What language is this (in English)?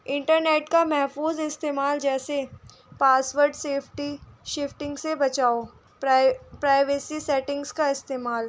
Urdu